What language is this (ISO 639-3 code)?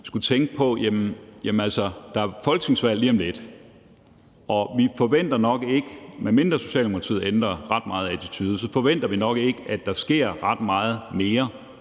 dan